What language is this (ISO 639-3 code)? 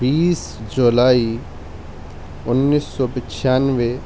urd